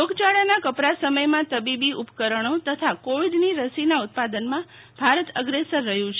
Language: Gujarati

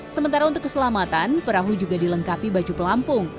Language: Indonesian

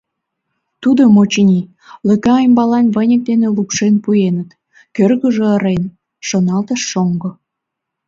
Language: Mari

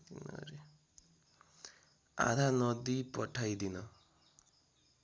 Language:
Nepali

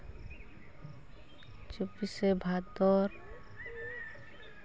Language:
Santali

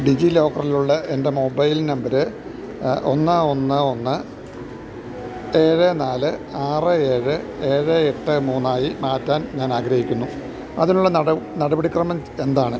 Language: Malayalam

